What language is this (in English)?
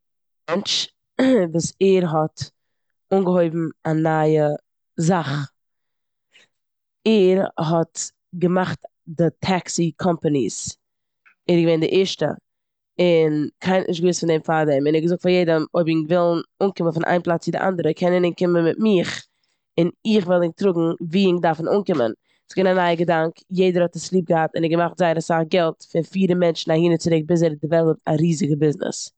Yiddish